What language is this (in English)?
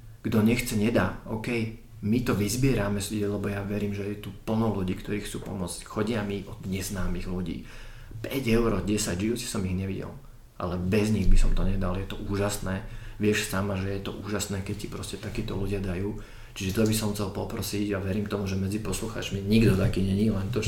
Slovak